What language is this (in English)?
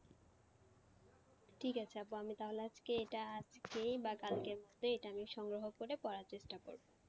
Bangla